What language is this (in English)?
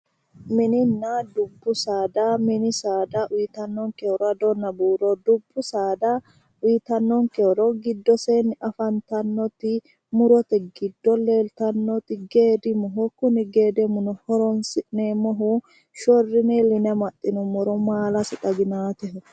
Sidamo